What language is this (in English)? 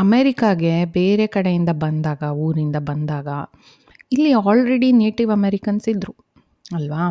Kannada